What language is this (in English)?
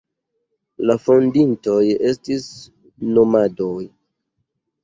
Esperanto